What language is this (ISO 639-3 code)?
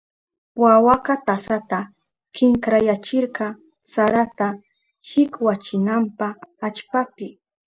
qup